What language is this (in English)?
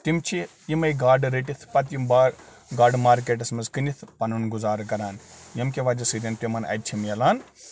Kashmiri